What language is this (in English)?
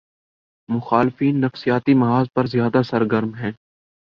Urdu